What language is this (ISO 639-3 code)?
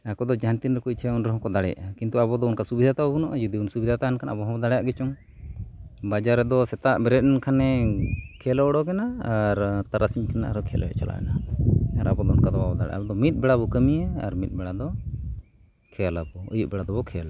sat